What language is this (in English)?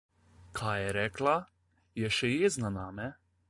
Slovenian